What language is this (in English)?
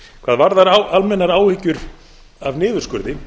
Icelandic